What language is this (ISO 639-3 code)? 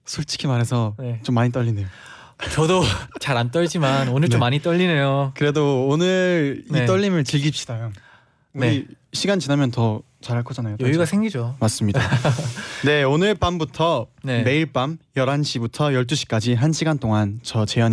kor